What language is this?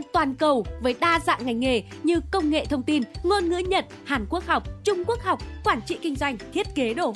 Vietnamese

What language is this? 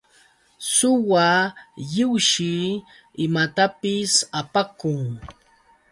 Yauyos Quechua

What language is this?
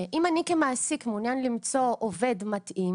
Hebrew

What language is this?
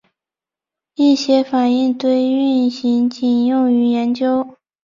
Chinese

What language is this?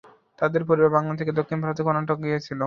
Bangla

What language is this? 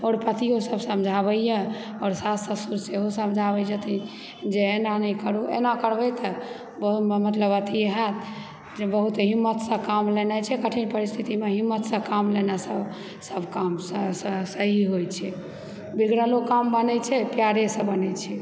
Maithili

